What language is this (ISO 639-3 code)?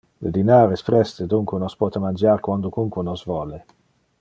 ina